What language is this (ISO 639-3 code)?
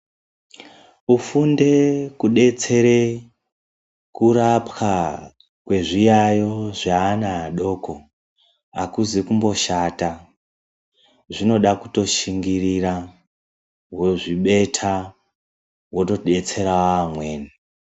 ndc